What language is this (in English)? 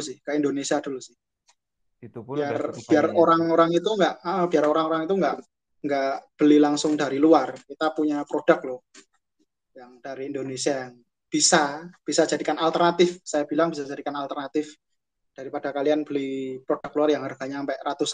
Indonesian